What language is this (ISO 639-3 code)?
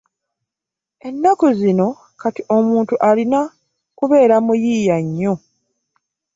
lug